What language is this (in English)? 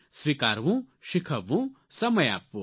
Gujarati